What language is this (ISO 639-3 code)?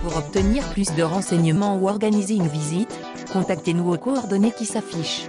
fra